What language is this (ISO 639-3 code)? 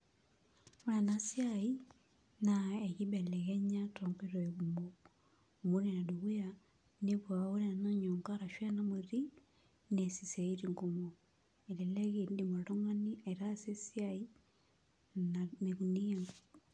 mas